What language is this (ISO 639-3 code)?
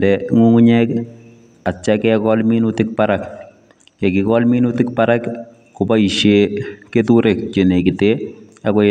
kln